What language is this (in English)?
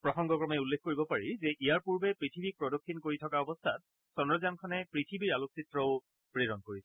Assamese